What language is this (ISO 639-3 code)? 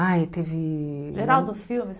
por